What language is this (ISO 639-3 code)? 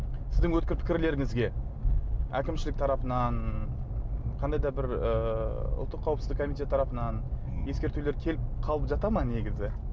kaz